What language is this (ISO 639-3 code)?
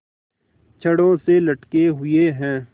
hin